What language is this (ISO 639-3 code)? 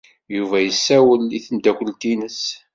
kab